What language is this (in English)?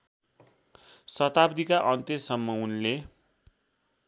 Nepali